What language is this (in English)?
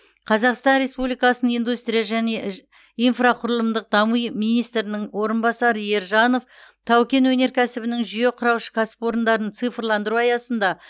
Kazakh